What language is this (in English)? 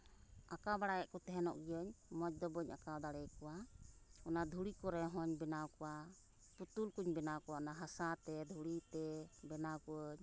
Santali